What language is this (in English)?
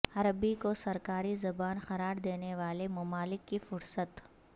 Urdu